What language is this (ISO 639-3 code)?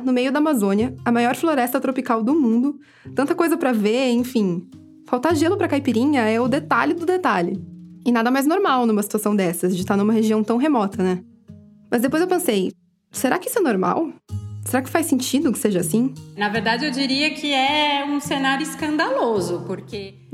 por